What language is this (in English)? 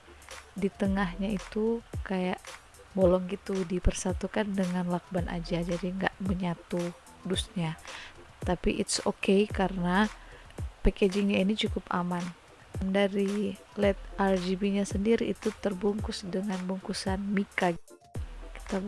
Indonesian